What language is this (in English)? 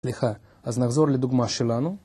Hebrew